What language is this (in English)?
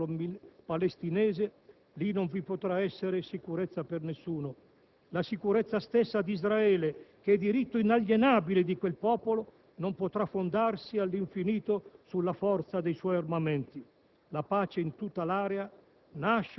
Italian